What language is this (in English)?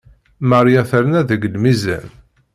Kabyle